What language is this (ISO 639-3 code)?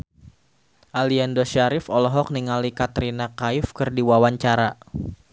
sun